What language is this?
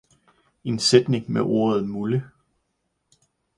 Danish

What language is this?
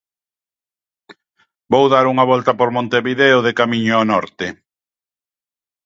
Galician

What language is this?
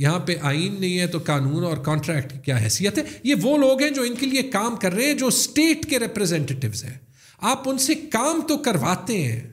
Urdu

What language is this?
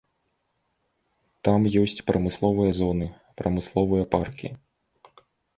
Belarusian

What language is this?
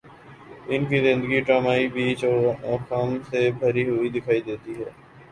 Urdu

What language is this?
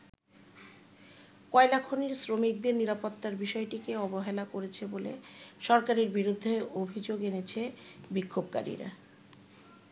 Bangla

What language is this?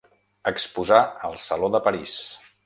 Catalan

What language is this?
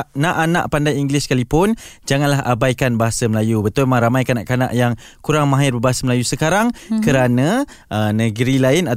Malay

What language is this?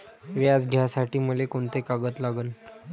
Marathi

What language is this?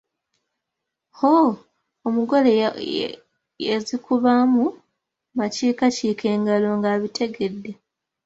Ganda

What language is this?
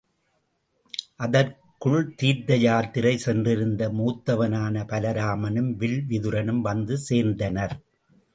Tamil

